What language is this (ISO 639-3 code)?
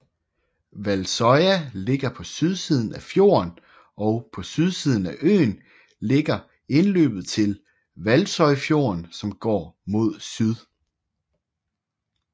dan